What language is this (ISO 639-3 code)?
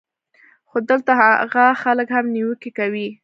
pus